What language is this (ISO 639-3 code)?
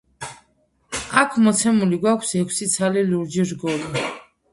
kat